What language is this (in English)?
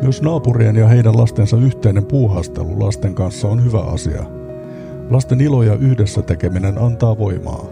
Finnish